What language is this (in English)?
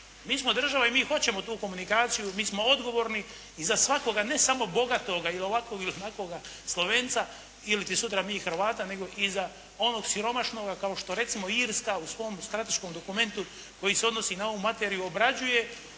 Croatian